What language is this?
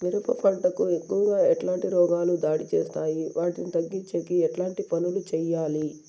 Telugu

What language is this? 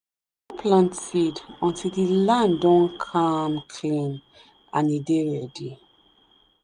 Nigerian Pidgin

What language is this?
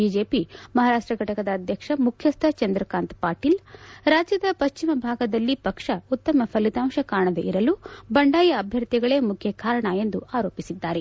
Kannada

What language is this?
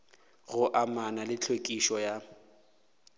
Northern Sotho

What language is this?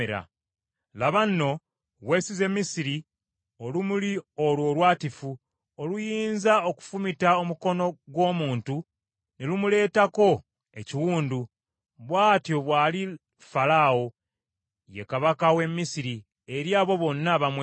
Ganda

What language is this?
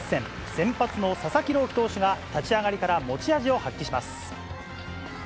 Japanese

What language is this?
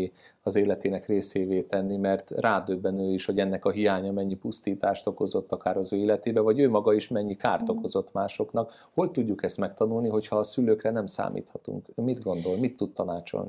Hungarian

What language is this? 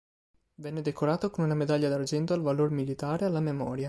Italian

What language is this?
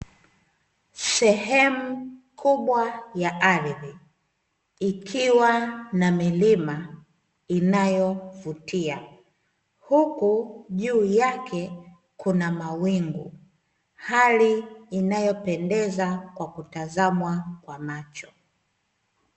Swahili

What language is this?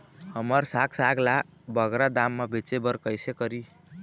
Chhattisgarhi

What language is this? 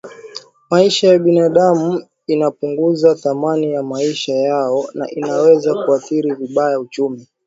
Swahili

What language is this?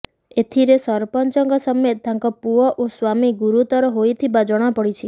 Odia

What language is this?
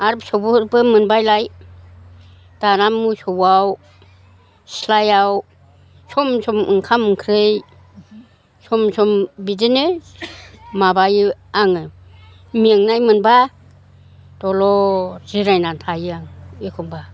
Bodo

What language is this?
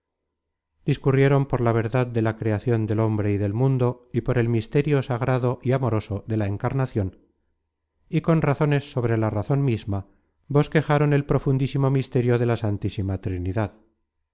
Spanish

